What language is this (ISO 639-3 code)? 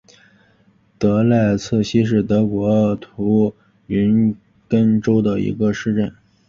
zho